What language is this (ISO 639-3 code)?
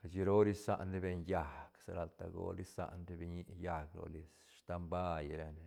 ztn